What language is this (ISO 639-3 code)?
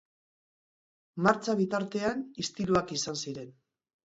eus